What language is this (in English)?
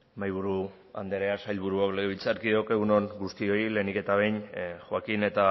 Basque